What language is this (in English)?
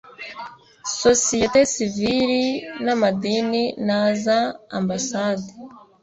Kinyarwanda